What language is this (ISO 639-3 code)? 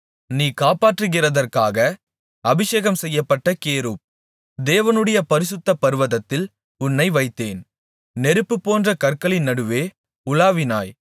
tam